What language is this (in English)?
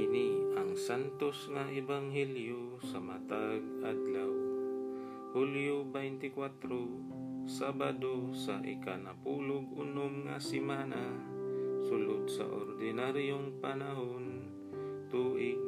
Filipino